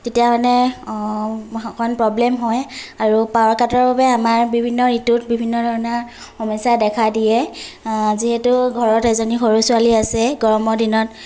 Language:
Assamese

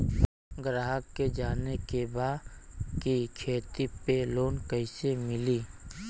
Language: Bhojpuri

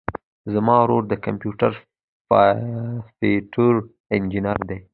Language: Pashto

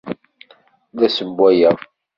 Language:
Kabyle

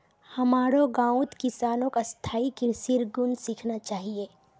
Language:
Magahi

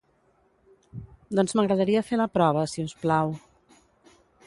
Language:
Catalan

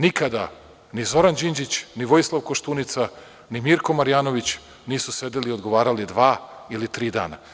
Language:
Serbian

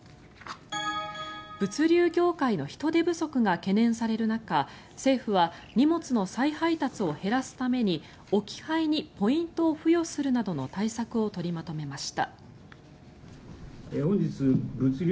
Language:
Japanese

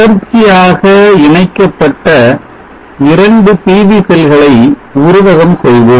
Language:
Tamil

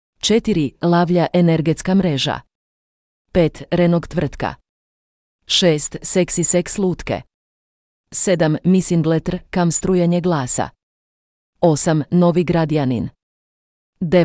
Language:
Croatian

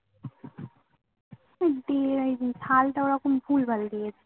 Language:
Bangla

